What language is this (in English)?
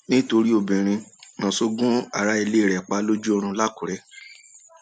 Yoruba